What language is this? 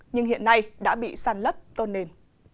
Vietnamese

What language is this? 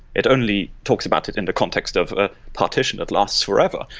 English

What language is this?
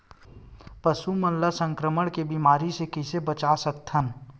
Chhattisgarhi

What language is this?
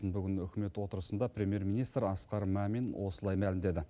Kazakh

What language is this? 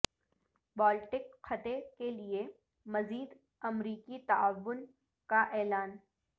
Urdu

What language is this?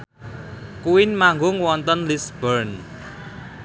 Javanese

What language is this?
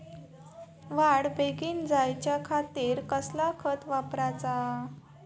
Marathi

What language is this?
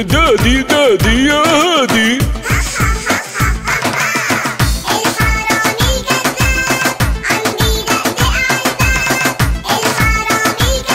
Arabic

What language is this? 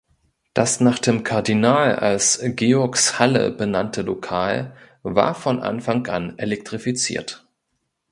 German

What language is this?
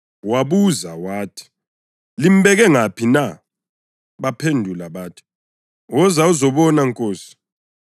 North Ndebele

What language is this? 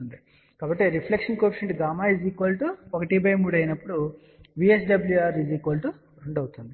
Telugu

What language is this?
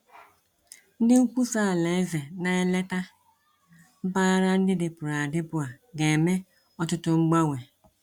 Igbo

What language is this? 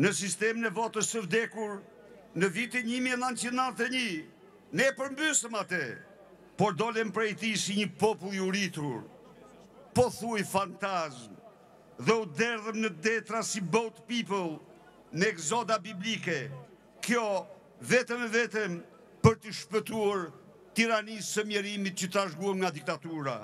Romanian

